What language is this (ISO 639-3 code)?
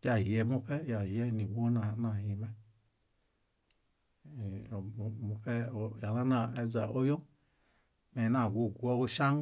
bda